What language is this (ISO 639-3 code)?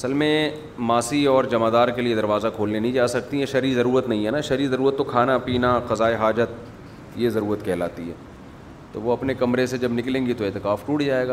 urd